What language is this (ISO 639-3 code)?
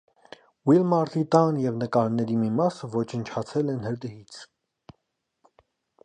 hye